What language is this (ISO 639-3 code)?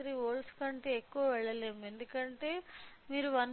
tel